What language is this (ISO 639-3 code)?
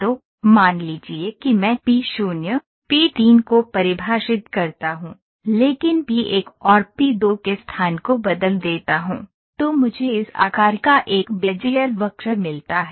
hin